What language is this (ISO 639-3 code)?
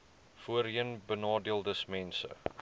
afr